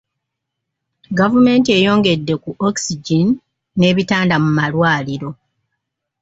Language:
Ganda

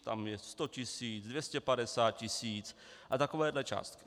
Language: Czech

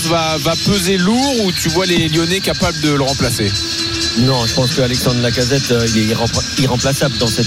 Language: French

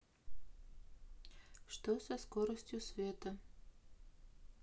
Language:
Russian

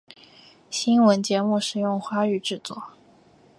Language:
Chinese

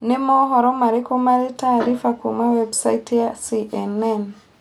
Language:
Kikuyu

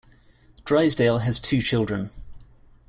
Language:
English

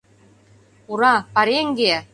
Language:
Mari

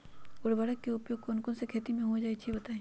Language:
Magahi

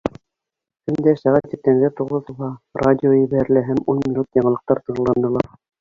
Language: Bashkir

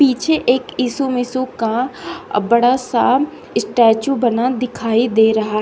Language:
Hindi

